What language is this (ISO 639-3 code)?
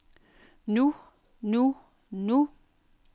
dan